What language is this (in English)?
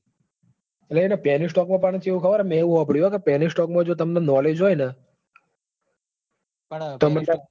Gujarati